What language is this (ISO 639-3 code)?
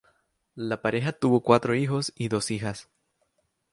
spa